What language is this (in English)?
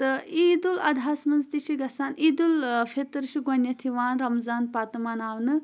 Kashmiri